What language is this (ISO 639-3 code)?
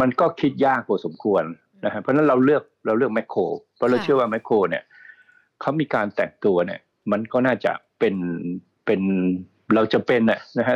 tha